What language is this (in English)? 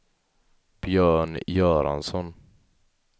Swedish